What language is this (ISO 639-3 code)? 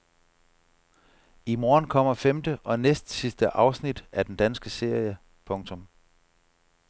dan